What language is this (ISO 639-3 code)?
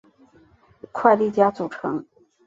zho